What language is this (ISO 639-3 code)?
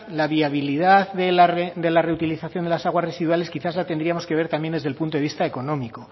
spa